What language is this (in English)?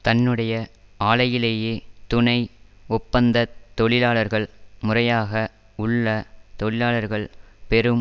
Tamil